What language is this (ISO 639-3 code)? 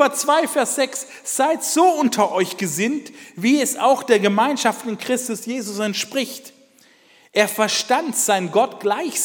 deu